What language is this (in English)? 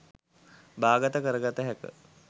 Sinhala